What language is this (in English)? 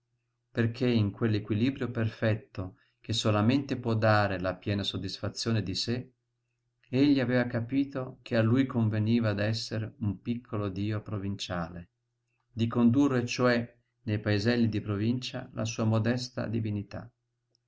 Italian